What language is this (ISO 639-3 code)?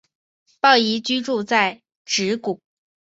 zho